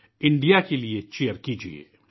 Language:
Urdu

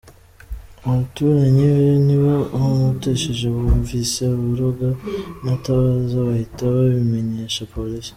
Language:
Kinyarwanda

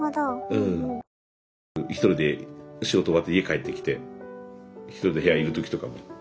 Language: Japanese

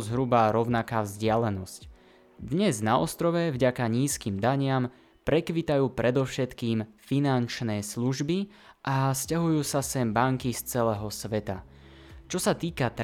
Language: Slovak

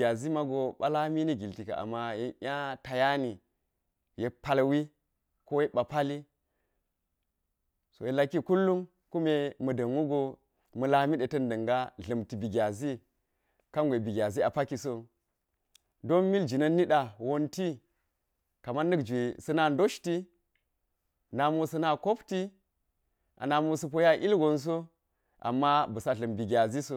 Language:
Geji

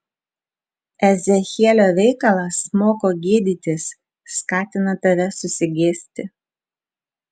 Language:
Lithuanian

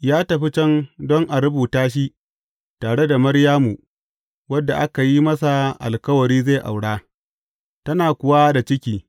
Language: Hausa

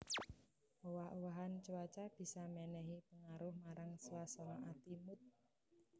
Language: Javanese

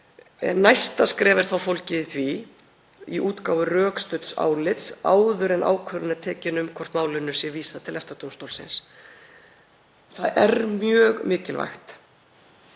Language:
Icelandic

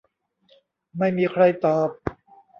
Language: Thai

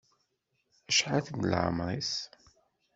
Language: Kabyle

